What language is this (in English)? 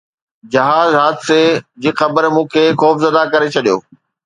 Sindhi